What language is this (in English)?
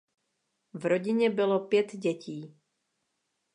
Czech